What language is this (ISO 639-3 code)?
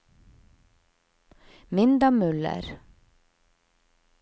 nor